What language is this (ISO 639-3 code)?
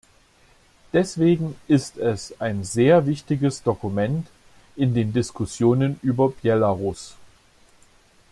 deu